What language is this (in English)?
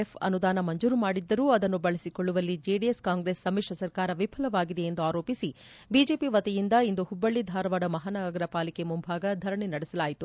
Kannada